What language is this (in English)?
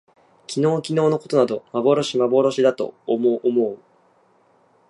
Japanese